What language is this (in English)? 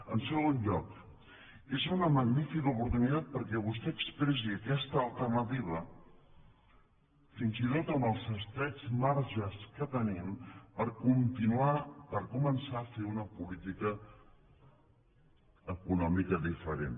Catalan